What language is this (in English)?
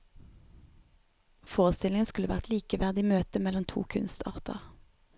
Norwegian